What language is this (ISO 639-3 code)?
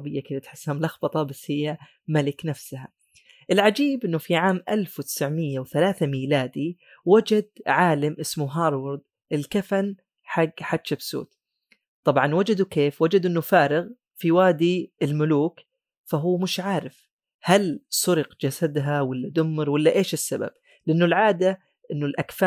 ara